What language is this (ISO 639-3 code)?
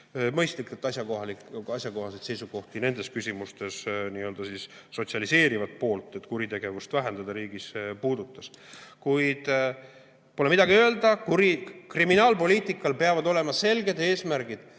est